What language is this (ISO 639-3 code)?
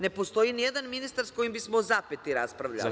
srp